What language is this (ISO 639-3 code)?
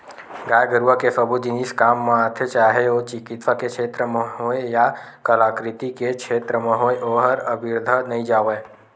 hne